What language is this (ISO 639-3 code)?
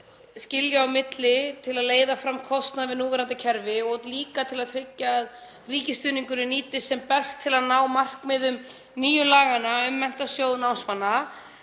isl